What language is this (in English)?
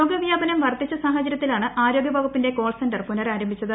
Malayalam